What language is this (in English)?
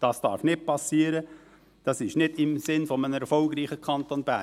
Swiss German